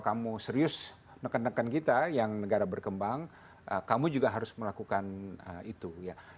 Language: Indonesian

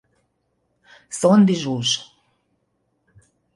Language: Hungarian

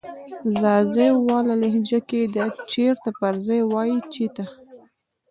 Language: Pashto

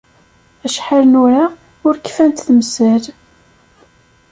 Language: Kabyle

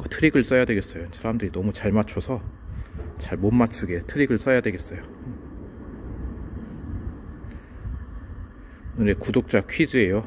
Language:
Korean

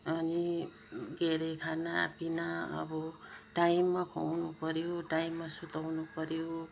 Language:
Nepali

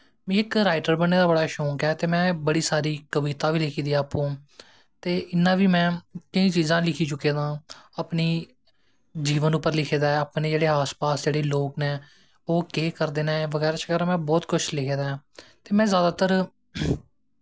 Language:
Dogri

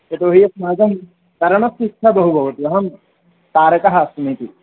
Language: Sanskrit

